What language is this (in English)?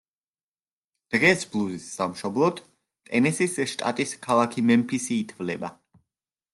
Georgian